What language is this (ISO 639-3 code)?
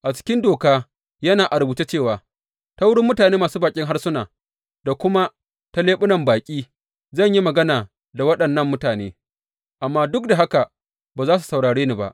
hau